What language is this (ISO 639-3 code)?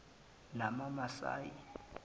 zul